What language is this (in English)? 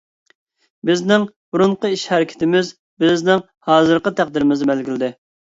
Uyghur